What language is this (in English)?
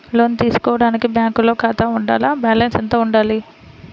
Telugu